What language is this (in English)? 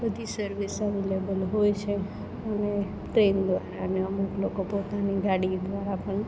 Gujarati